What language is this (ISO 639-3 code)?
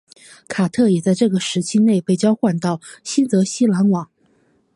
zho